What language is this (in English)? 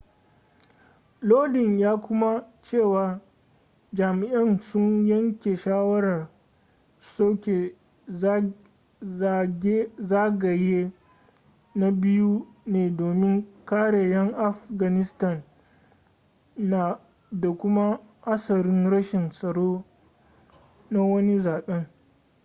Hausa